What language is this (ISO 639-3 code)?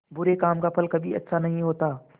hin